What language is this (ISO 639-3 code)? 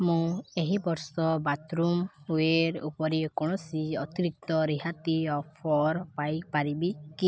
ori